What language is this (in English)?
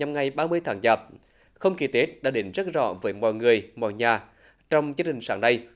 Vietnamese